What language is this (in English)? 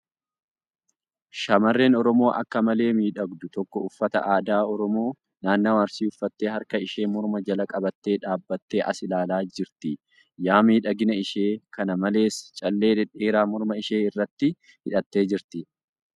Oromo